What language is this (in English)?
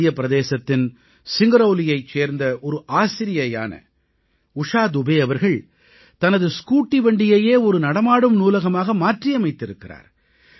Tamil